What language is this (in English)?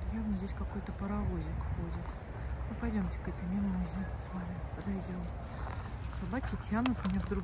Russian